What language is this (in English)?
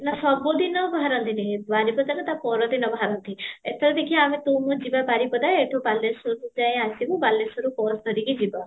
Odia